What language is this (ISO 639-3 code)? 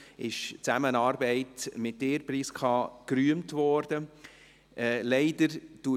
gsw